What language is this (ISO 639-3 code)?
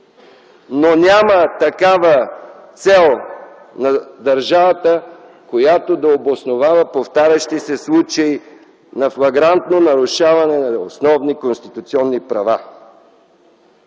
bul